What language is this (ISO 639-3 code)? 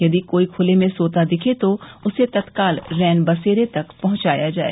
hin